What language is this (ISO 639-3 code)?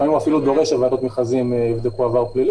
heb